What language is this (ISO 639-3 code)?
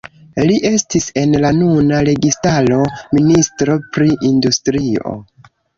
epo